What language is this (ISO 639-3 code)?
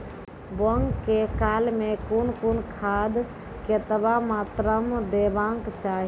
mai